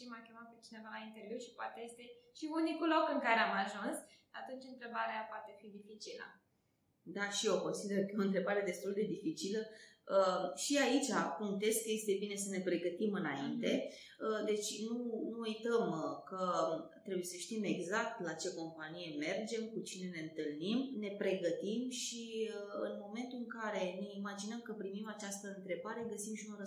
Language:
Romanian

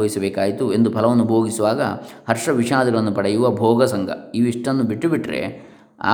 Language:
Kannada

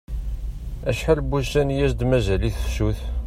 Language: Kabyle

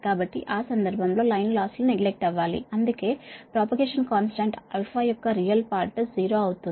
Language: Telugu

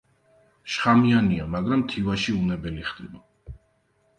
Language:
Georgian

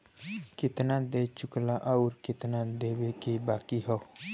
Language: Bhojpuri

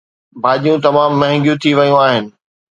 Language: Sindhi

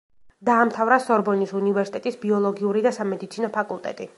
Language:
Georgian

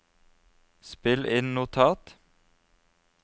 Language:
Norwegian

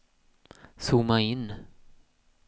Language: Swedish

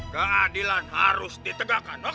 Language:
Indonesian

